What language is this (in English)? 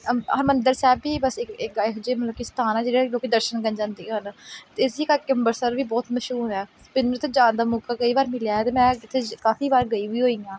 Punjabi